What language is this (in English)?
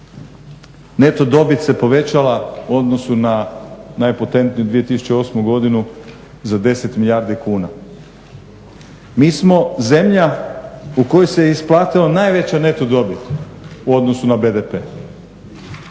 Croatian